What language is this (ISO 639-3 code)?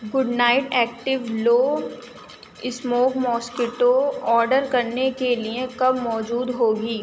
urd